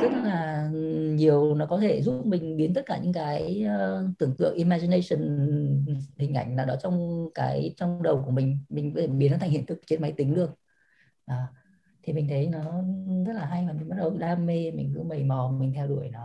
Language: Vietnamese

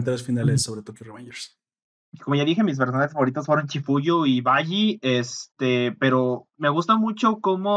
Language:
Spanish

